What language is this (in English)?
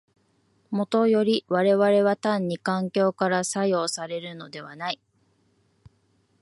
Japanese